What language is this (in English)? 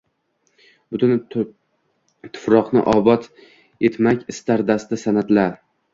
Uzbek